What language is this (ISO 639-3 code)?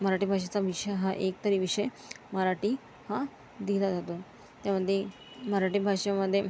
mar